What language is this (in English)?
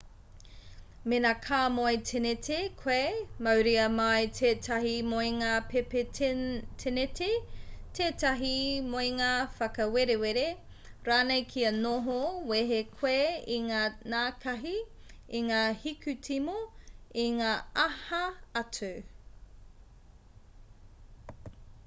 Māori